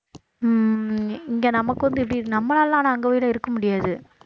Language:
Tamil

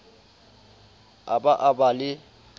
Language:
Southern Sotho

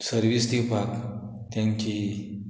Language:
Konkani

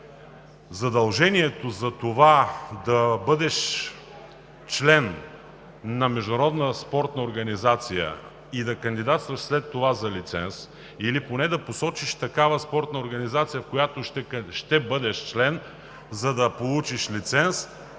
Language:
Bulgarian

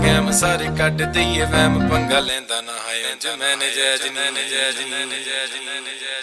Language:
Dutch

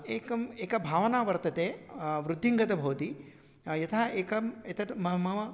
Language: Sanskrit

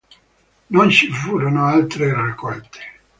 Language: Italian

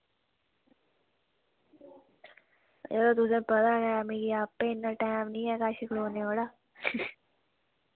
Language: Dogri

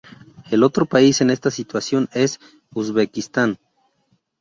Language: Spanish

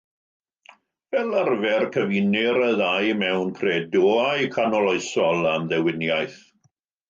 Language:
Welsh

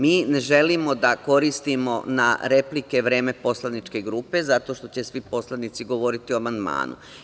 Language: Serbian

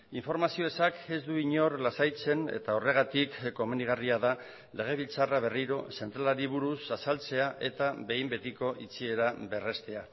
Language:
Basque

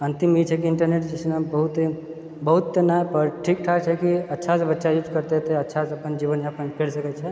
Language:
Maithili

